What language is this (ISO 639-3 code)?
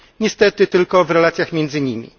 pol